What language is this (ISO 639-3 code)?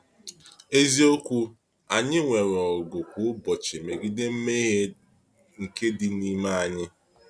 ibo